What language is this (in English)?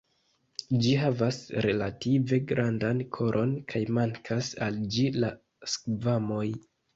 Esperanto